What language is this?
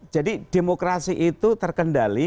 Indonesian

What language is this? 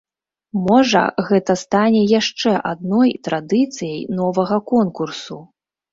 Belarusian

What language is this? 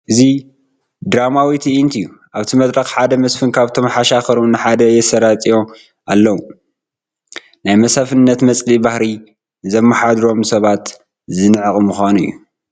Tigrinya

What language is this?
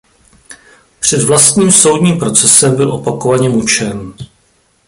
Czech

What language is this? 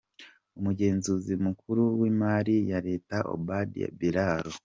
Kinyarwanda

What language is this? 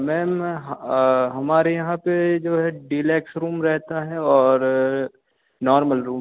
Hindi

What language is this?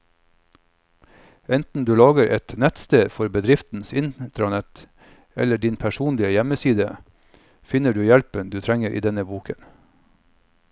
Norwegian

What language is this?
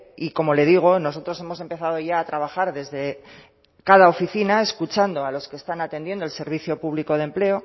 Spanish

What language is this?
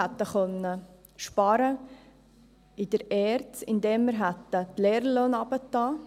Swiss German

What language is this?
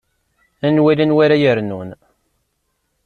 Kabyle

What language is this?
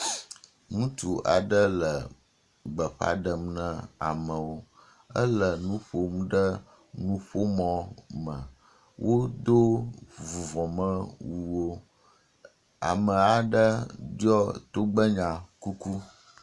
Ewe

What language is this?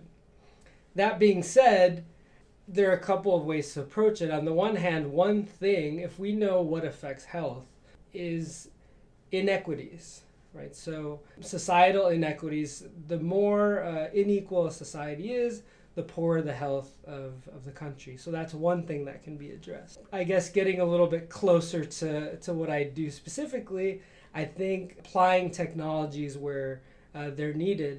English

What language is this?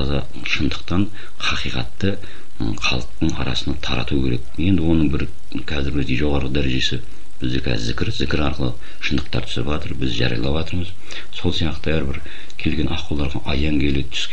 Turkish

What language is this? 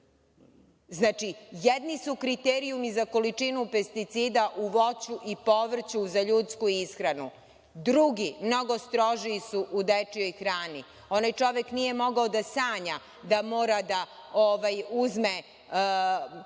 Serbian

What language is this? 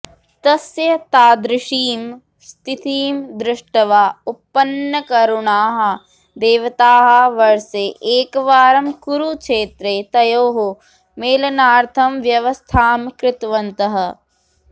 Sanskrit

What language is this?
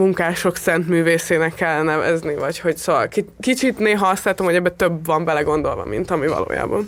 Hungarian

